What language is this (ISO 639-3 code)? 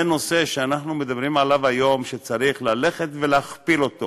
heb